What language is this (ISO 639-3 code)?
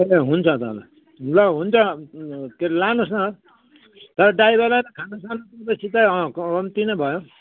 nep